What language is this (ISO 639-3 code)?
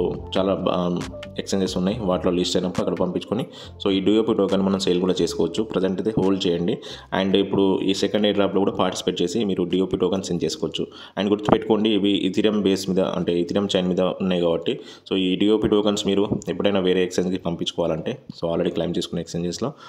tel